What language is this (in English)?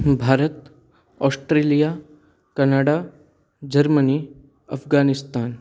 Sanskrit